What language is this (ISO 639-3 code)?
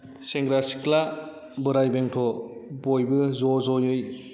brx